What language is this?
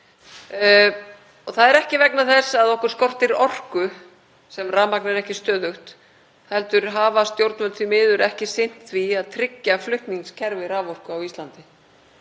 Icelandic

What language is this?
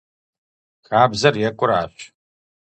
Kabardian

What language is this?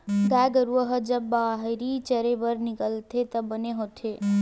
Chhattisgarhi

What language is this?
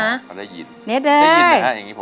Thai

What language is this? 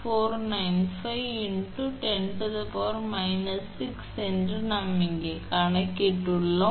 Tamil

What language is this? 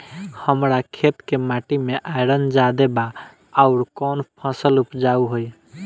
Bhojpuri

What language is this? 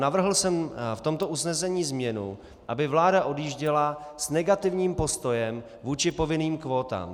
Czech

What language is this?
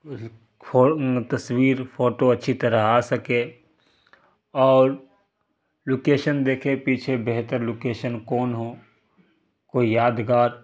Urdu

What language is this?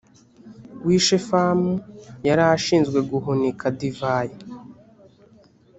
Kinyarwanda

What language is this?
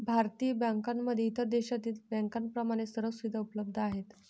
Marathi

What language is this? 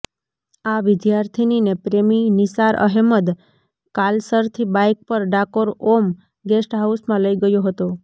Gujarati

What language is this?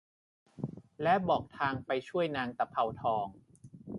Thai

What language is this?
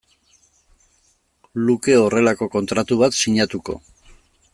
Basque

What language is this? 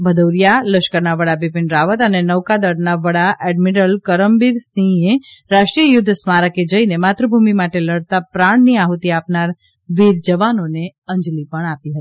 Gujarati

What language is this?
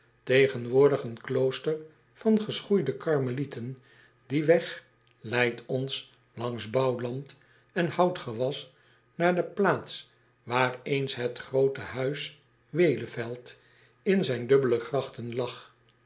Dutch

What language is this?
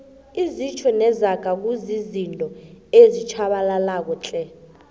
South Ndebele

